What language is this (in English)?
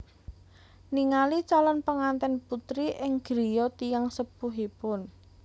Javanese